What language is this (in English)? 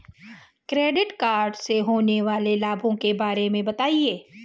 Hindi